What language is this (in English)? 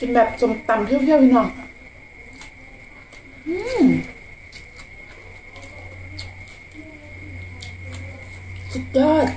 Thai